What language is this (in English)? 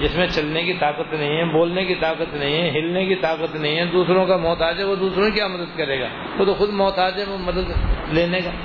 Urdu